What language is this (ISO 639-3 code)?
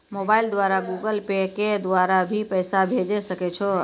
mai